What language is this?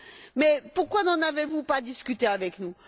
French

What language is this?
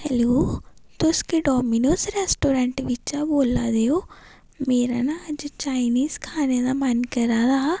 Dogri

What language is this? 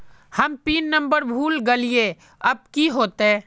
Magahi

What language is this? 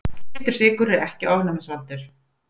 Icelandic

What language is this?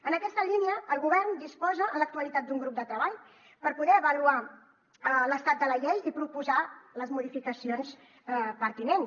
Catalan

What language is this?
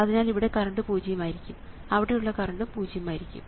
Malayalam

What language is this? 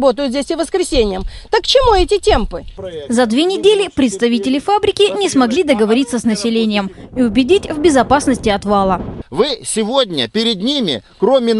Russian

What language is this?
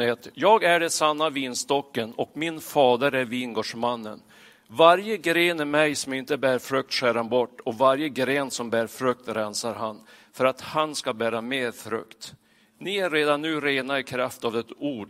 Swedish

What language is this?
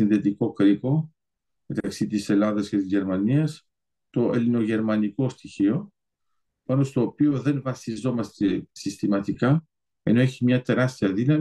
Greek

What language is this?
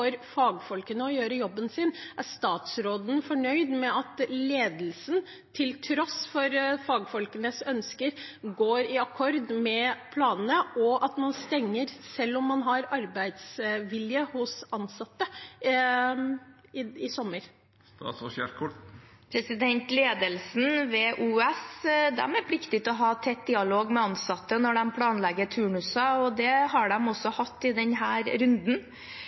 Norwegian Bokmål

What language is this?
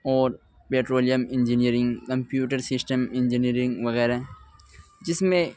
Urdu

